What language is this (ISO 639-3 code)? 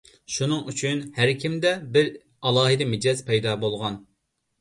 uig